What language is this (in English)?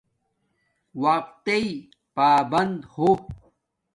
Domaaki